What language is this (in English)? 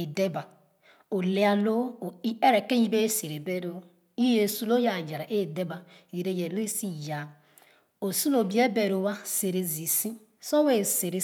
Khana